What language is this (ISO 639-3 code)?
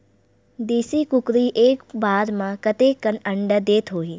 hne